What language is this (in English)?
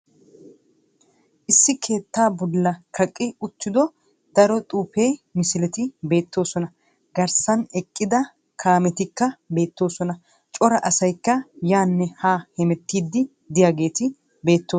Wolaytta